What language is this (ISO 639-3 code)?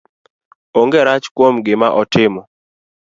luo